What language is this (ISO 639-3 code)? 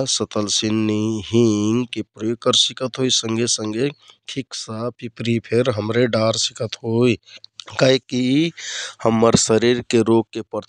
tkt